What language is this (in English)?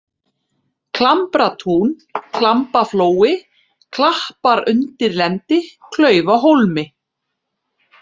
Icelandic